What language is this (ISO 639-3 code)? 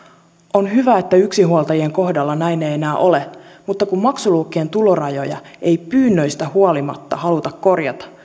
fin